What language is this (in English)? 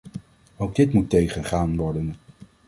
Dutch